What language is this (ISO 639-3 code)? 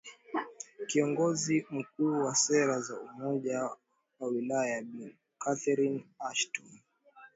swa